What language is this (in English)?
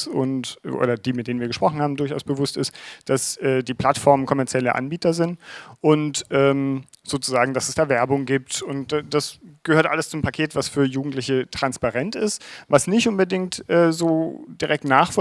German